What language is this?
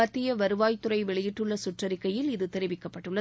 Tamil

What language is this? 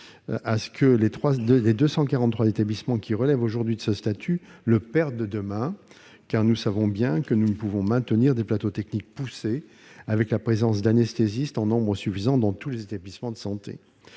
French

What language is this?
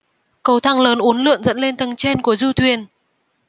Vietnamese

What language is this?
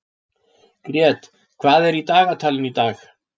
Icelandic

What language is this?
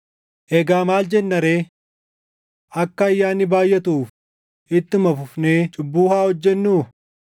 Oromo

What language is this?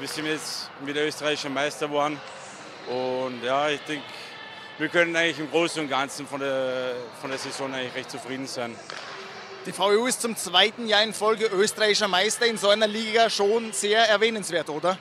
German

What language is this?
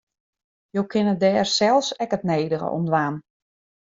Western Frisian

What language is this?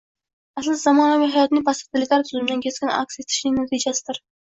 Uzbek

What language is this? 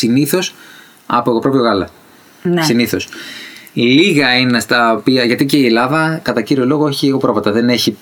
Greek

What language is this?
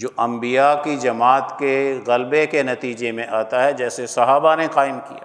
Urdu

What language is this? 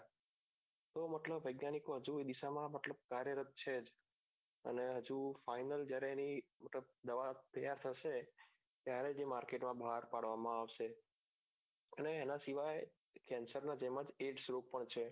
Gujarati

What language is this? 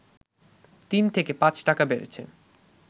Bangla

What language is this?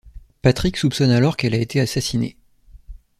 French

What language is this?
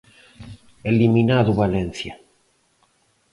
Galician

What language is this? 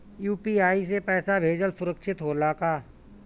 Bhojpuri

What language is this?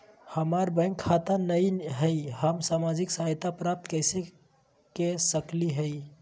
Magahi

